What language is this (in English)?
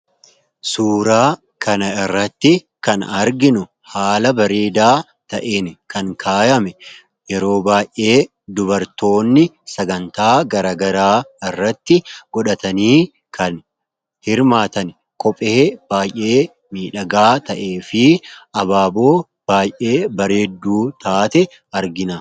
Oromo